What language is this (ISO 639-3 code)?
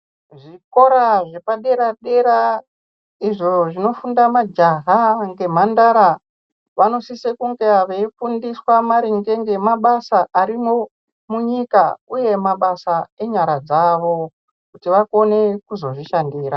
ndc